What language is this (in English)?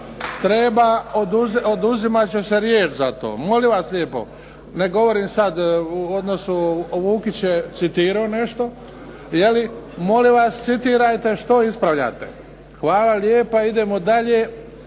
Croatian